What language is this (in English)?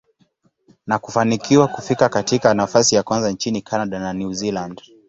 Swahili